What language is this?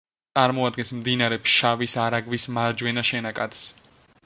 Georgian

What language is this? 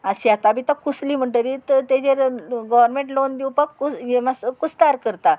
Konkani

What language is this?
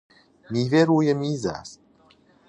Persian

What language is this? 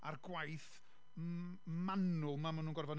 Welsh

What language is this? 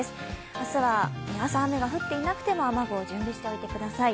Japanese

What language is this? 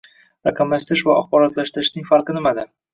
Uzbek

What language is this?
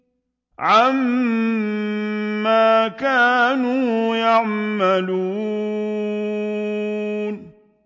Arabic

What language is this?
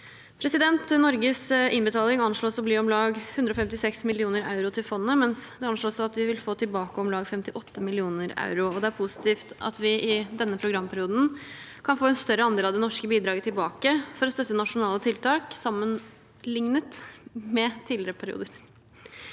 Norwegian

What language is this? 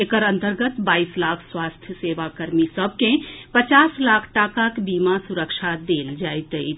Maithili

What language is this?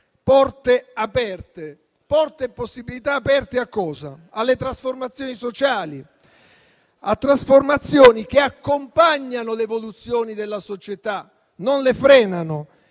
Italian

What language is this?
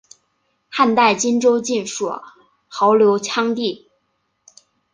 Chinese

